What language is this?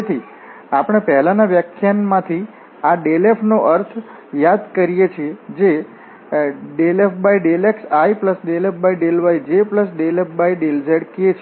Gujarati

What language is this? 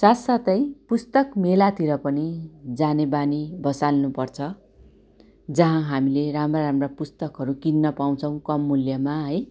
Nepali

